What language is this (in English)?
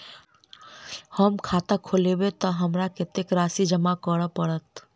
Maithili